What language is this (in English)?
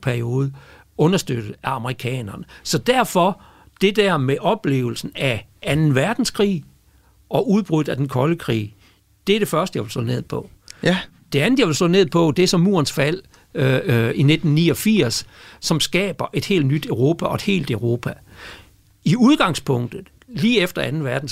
Danish